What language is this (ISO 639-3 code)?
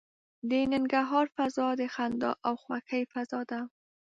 pus